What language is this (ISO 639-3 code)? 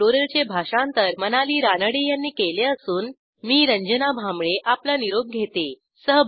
mar